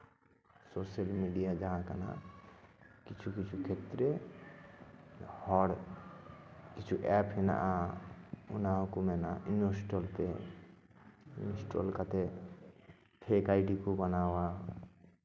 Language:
Santali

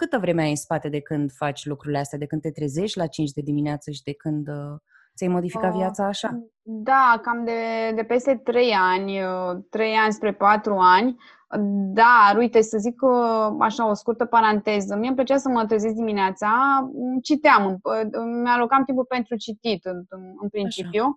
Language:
Romanian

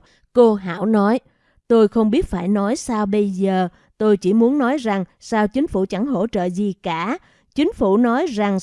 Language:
Vietnamese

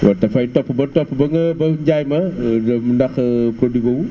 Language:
Wolof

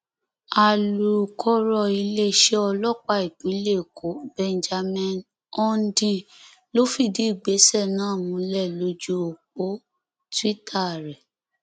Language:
Yoruba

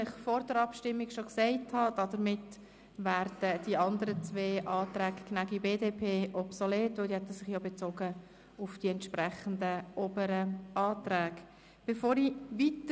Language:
Swiss German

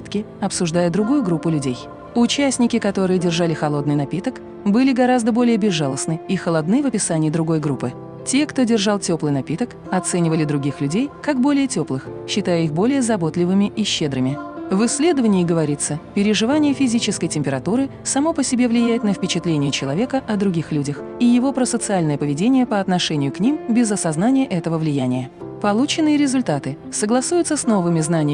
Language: Russian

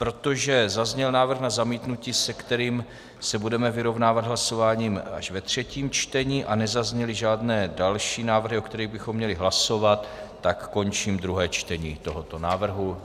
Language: Czech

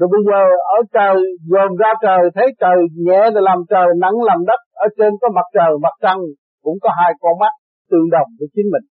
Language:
Vietnamese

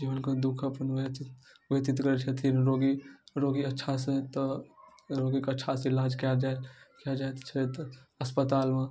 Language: Maithili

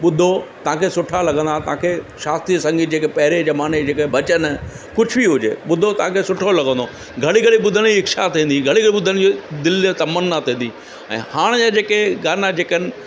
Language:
Sindhi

